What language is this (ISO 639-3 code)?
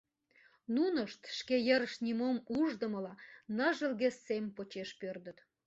chm